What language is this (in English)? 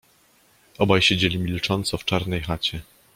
Polish